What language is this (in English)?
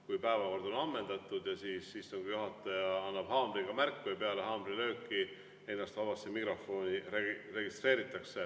Estonian